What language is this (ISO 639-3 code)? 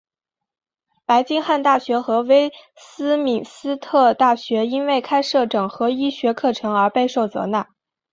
zho